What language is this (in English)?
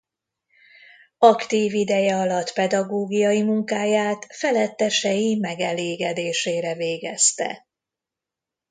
Hungarian